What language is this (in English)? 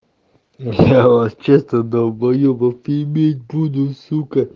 Russian